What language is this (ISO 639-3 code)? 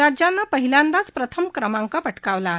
mar